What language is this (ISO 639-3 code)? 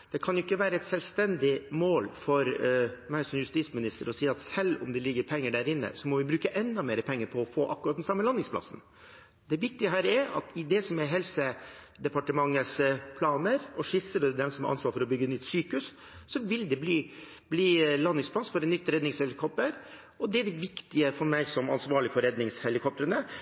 nob